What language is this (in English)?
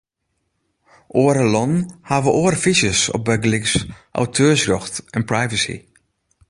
Western Frisian